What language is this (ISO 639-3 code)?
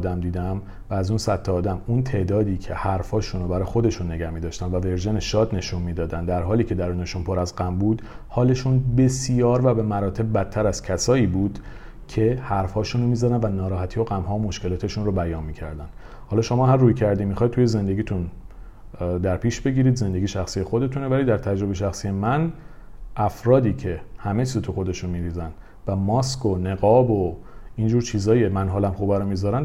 fas